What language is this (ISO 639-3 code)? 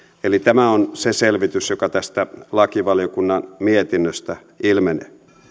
fin